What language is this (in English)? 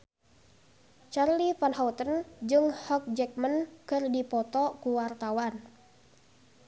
Sundanese